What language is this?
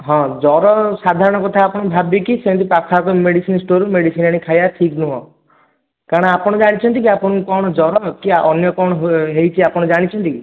Odia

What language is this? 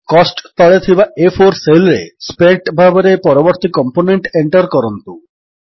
Odia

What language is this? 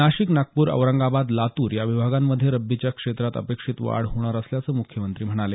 Marathi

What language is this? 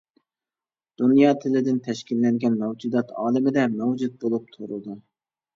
Uyghur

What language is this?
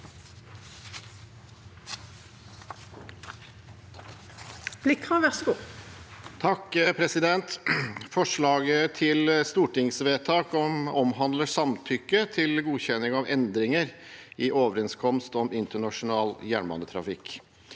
Norwegian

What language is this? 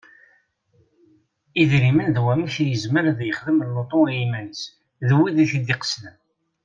Kabyle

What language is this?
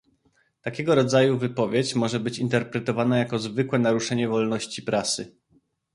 Polish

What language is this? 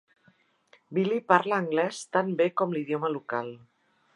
Catalan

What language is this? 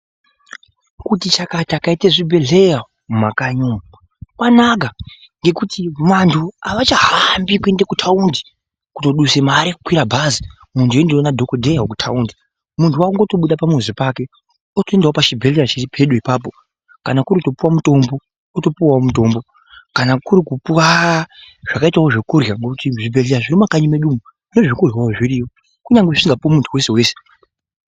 Ndau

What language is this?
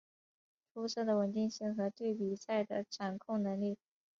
Chinese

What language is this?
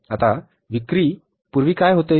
Marathi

